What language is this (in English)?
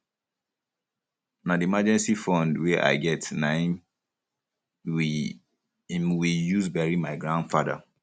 Nigerian Pidgin